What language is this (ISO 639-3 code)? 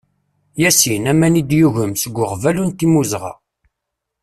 kab